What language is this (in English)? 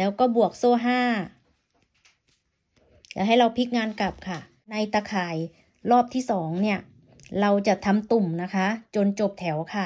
Thai